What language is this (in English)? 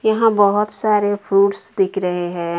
Hindi